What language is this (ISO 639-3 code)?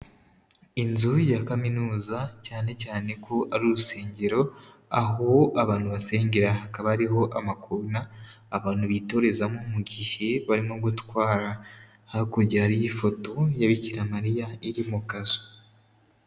kin